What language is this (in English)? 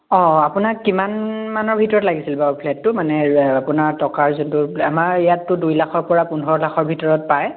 Assamese